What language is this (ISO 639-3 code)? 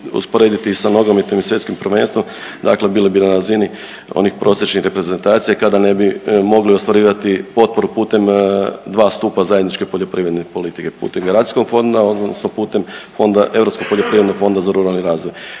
hrv